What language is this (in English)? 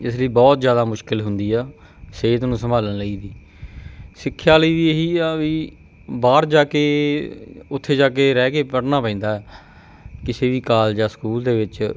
Punjabi